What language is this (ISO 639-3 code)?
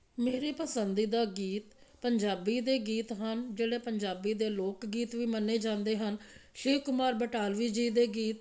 pan